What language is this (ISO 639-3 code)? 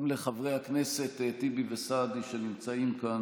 heb